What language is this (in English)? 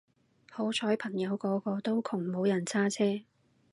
Cantonese